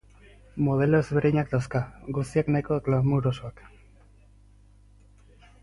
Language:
Basque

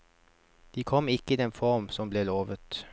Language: Norwegian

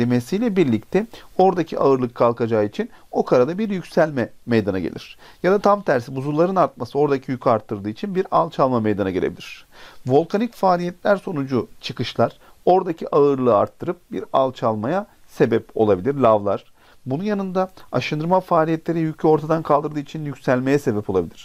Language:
Turkish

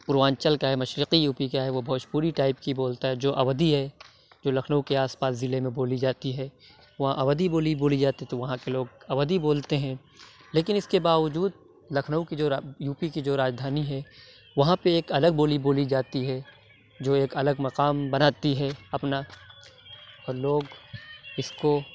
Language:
Urdu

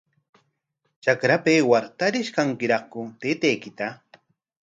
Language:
Corongo Ancash Quechua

